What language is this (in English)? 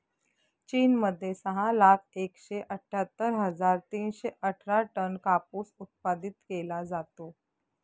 Marathi